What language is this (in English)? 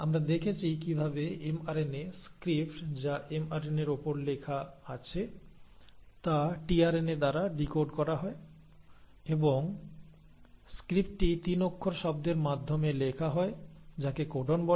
Bangla